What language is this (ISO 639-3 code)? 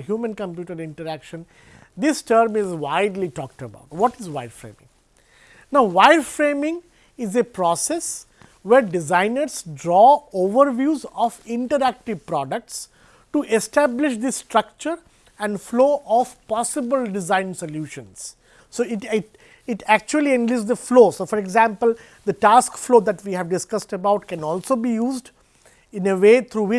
eng